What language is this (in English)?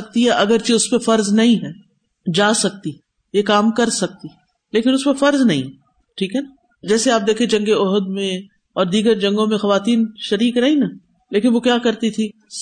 Urdu